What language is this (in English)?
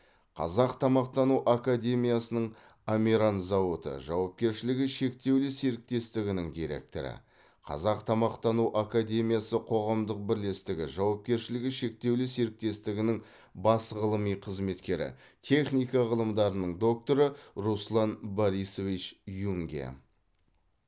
Kazakh